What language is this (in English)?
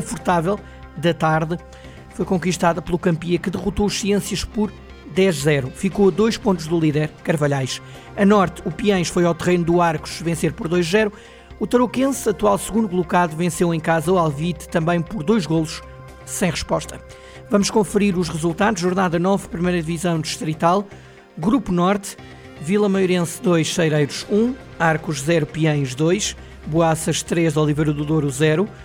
Portuguese